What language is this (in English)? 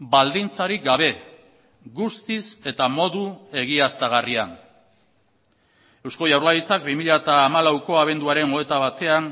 Basque